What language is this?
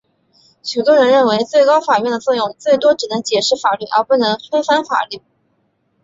Chinese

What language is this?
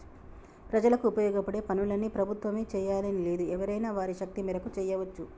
Telugu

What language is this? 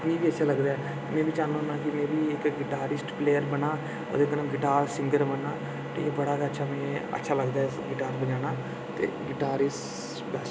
Dogri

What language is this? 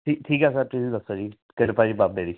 Punjabi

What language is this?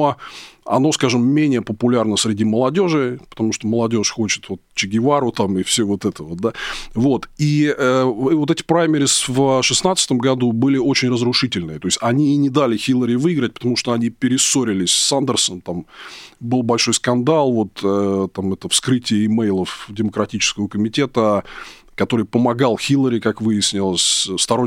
Russian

